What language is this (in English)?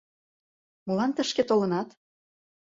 Mari